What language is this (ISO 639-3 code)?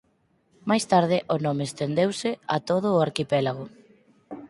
glg